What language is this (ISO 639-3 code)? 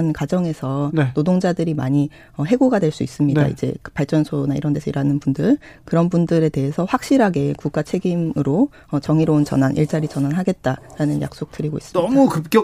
kor